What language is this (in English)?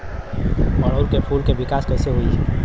Bhojpuri